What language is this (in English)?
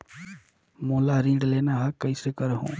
Chhattisgarhi